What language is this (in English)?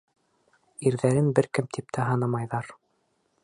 Bashkir